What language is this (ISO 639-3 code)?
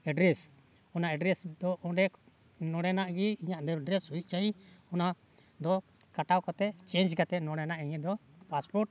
sat